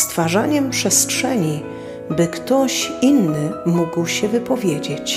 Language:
Polish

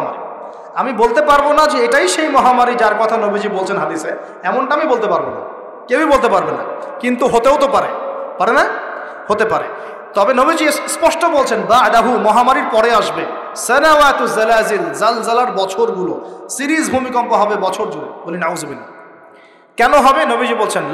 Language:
Arabic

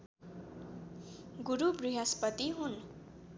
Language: Nepali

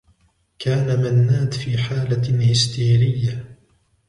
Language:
Arabic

